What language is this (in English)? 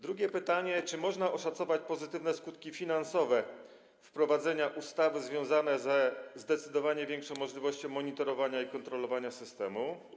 Polish